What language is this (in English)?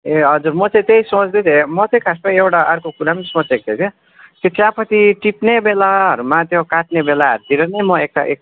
Nepali